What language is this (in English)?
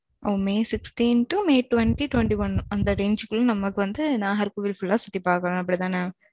Tamil